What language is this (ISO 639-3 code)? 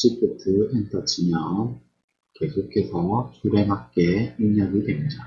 kor